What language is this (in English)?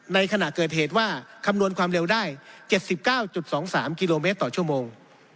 Thai